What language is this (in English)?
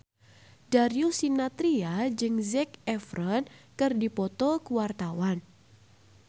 Sundanese